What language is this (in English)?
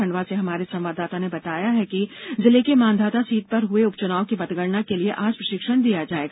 Hindi